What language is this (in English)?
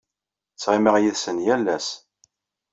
Kabyle